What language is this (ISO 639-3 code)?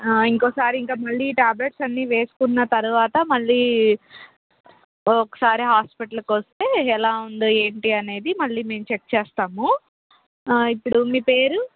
tel